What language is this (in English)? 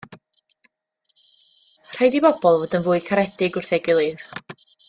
Welsh